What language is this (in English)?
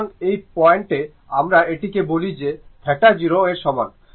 Bangla